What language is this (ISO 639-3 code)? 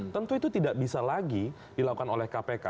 ind